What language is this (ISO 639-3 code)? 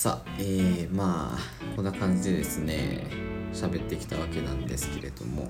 jpn